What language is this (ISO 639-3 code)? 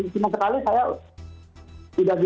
ind